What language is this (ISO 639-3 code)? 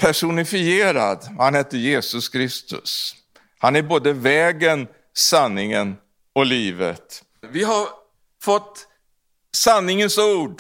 swe